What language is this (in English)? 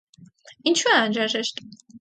Armenian